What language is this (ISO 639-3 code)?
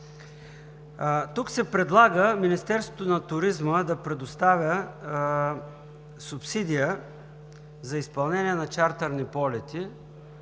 bul